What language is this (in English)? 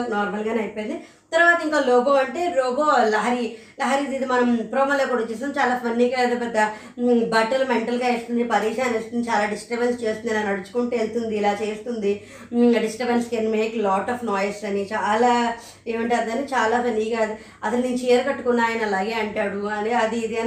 Telugu